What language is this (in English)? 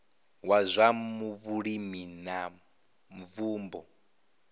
Venda